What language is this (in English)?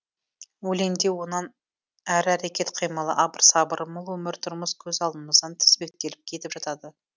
Kazakh